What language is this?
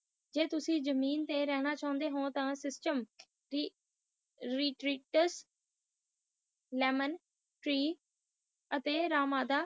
Punjabi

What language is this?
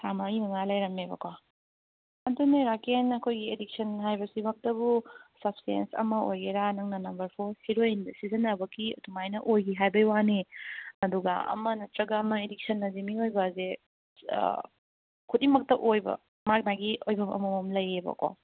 Manipuri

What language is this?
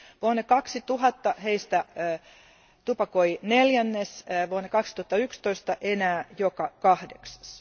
Finnish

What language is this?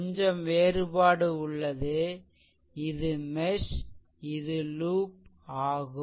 Tamil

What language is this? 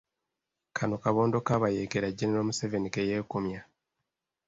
Ganda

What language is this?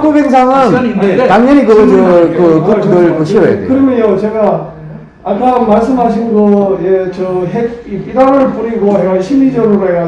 Korean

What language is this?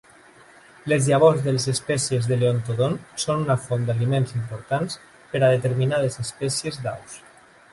Catalan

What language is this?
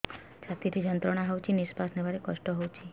Odia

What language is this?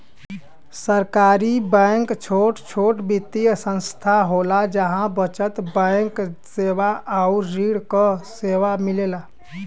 Bhojpuri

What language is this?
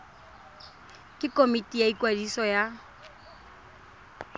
Tswana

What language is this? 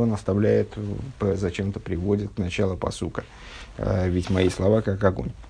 Russian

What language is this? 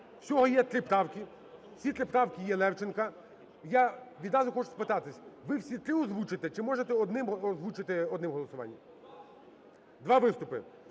Ukrainian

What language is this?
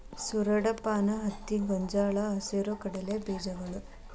Kannada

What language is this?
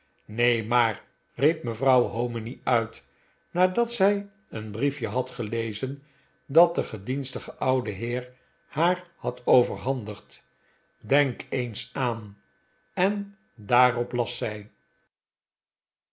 Dutch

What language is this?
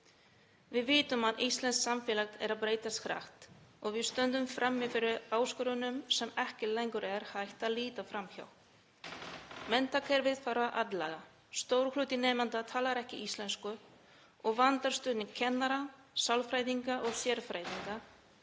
Icelandic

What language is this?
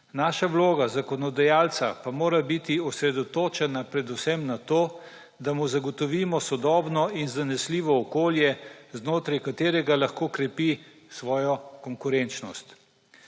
Slovenian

